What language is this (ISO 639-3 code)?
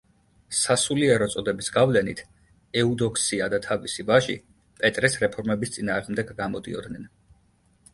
kat